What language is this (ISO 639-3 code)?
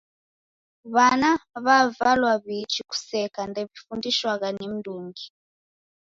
dav